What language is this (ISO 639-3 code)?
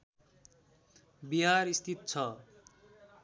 nep